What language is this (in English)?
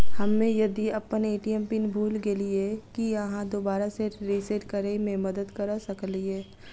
Maithili